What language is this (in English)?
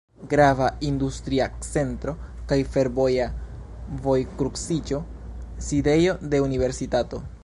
Esperanto